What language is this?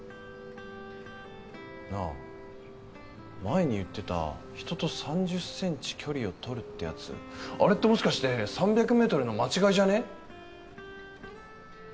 Japanese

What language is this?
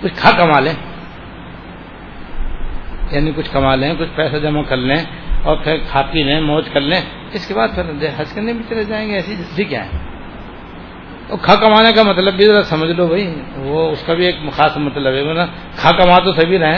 Urdu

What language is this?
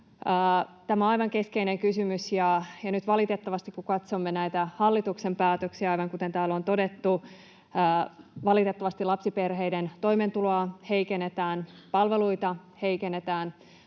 Finnish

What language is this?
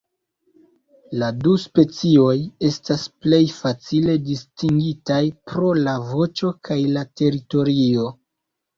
Esperanto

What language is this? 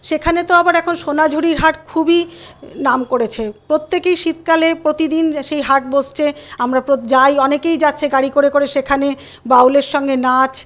Bangla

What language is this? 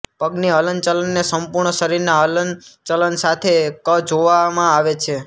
Gujarati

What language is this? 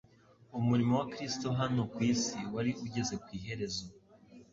Kinyarwanda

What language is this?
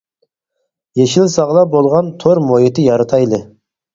Uyghur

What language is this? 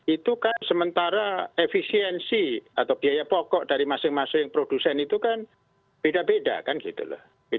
Indonesian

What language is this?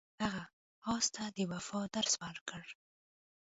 Pashto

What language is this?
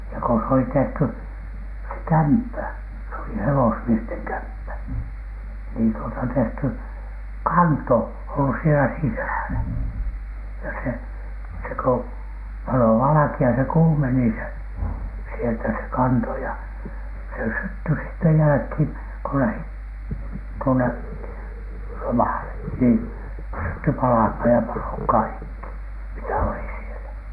Finnish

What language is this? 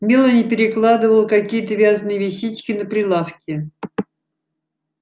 Russian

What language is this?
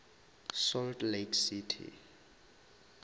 Northern Sotho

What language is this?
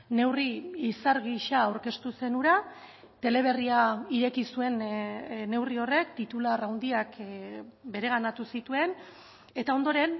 Basque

